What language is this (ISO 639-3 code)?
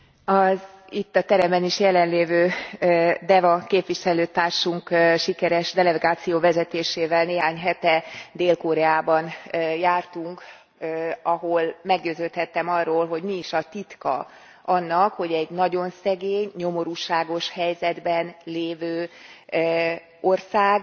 hun